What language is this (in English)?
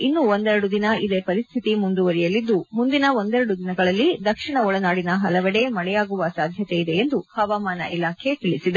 Kannada